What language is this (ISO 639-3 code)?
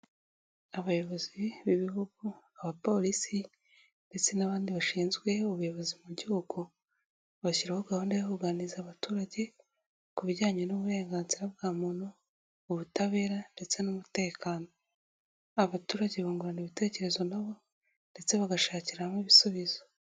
kin